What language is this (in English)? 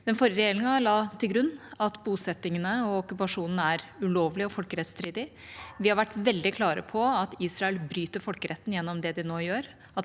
Norwegian